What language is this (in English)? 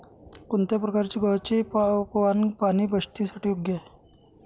Marathi